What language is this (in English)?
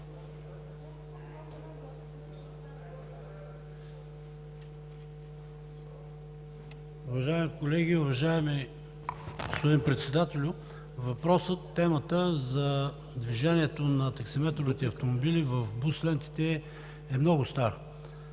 Bulgarian